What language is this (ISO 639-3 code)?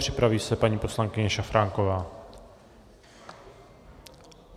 ces